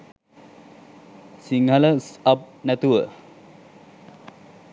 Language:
Sinhala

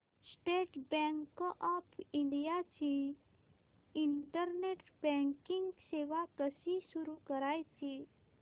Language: Marathi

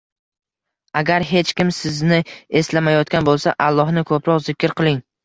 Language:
Uzbek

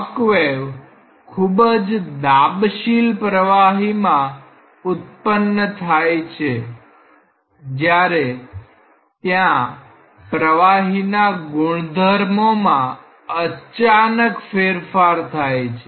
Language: Gujarati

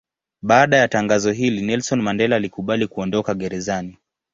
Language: Swahili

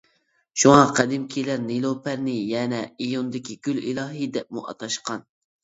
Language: Uyghur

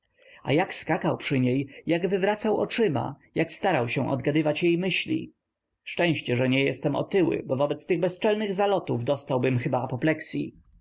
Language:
Polish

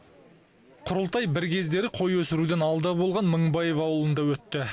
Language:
Kazakh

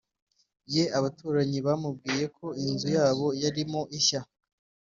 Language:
Kinyarwanda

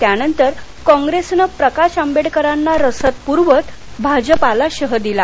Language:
Marathi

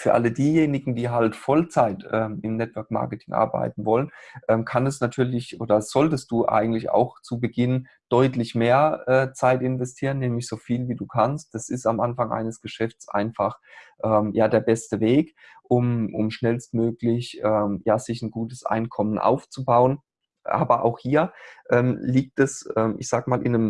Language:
German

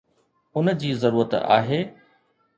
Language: Sindhi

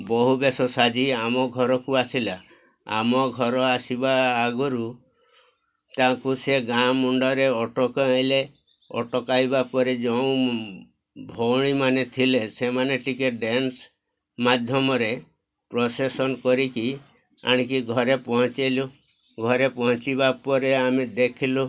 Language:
Odia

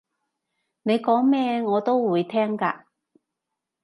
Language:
Cantonese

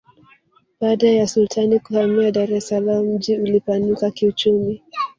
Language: Swahili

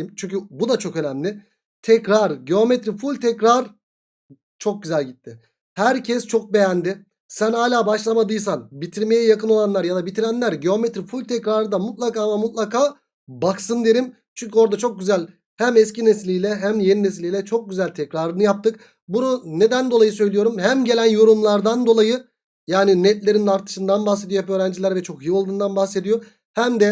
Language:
Turkish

